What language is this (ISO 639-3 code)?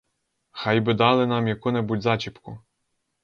ukr